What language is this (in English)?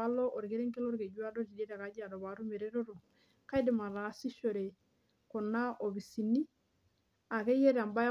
Masai